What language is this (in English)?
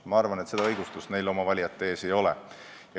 Estonian